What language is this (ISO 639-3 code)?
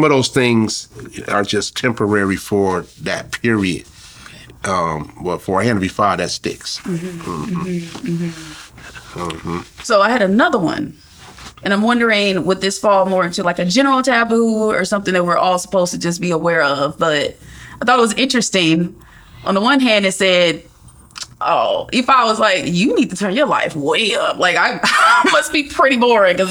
eng